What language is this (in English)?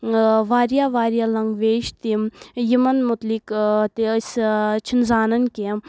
Kashmiri